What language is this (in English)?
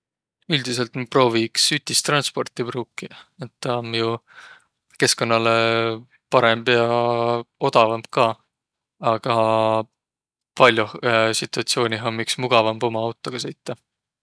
Võro